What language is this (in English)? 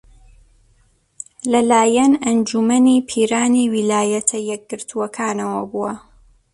Central Kurdish